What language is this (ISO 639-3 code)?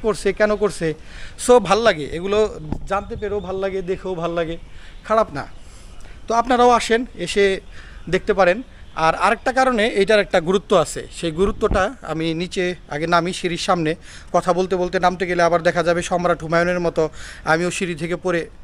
ben